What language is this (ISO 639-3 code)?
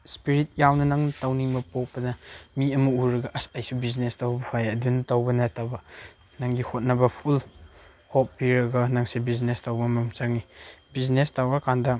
mni